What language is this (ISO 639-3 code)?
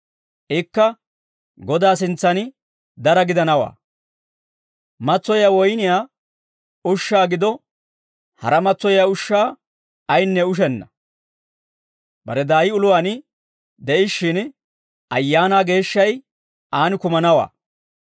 dwr